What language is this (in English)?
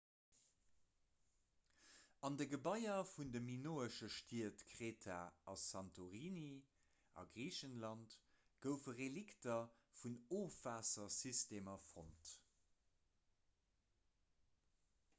Luxembourgish